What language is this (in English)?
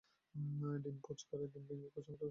Bangla